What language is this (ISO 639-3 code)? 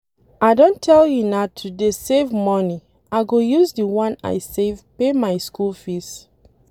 pcm